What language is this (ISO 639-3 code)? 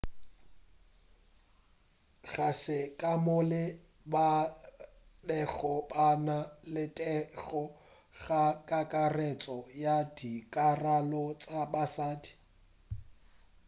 nso